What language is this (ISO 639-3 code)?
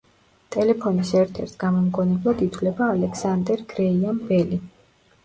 kat